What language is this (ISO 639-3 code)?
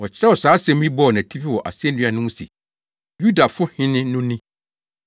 aka